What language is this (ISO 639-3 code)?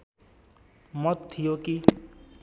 nep